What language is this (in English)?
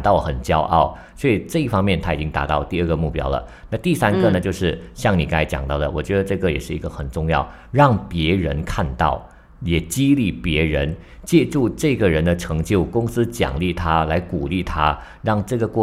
Chinese